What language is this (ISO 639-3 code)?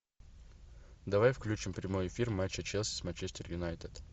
rus